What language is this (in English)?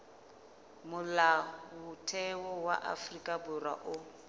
Southern Sotho